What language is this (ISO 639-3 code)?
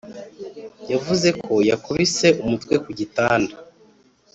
kin